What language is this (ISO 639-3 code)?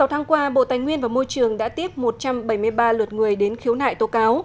vie